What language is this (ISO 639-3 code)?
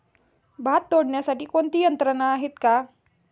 mar